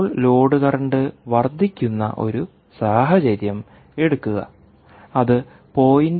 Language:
Malayalam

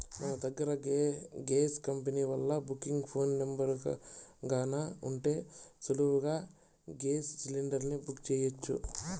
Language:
Telugu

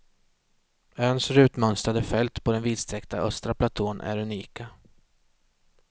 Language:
Swedish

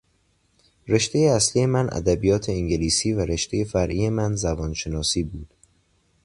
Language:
Persian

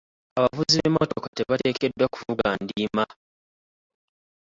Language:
Ganda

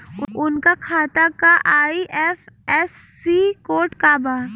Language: Bhojpuri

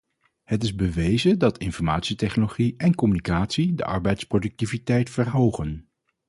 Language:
Dutch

